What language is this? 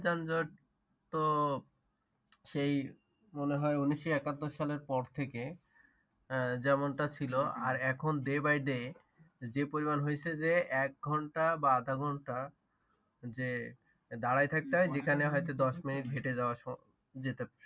Bangla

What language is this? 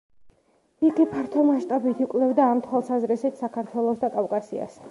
Georgian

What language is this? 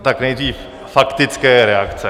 Czech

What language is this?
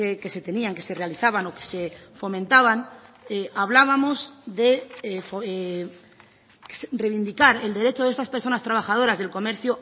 Spanish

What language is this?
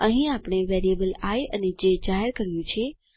Gujarati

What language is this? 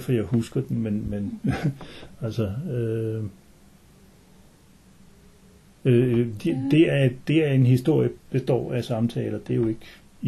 Danish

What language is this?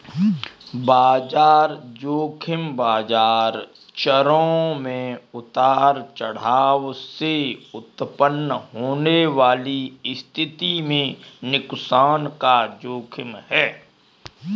Hindi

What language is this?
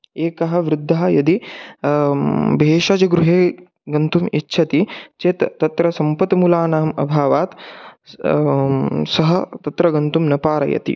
Sanskrit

